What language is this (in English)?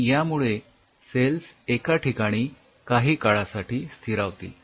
Marathi